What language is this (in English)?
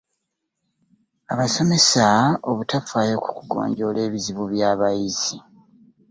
Ganda